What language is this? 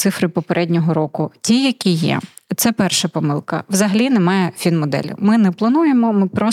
Ukrainian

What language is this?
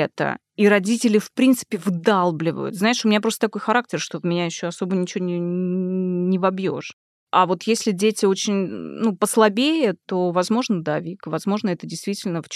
Russian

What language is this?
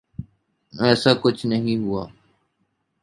Urdu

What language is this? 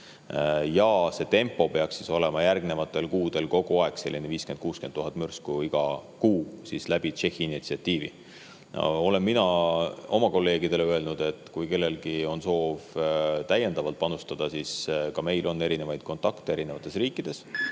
Estonian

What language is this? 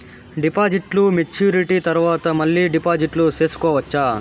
Telugu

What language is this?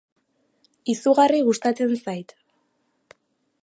Basque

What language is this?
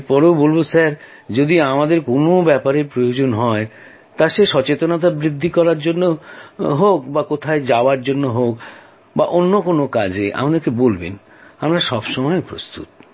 Bangla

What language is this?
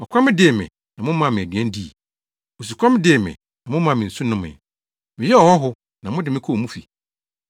Akan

